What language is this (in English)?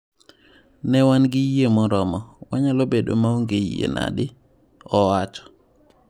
Luo (Kenya and Tanzania)